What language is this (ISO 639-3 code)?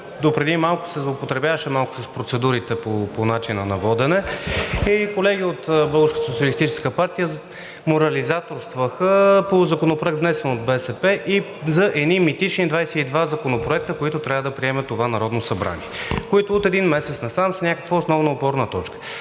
bul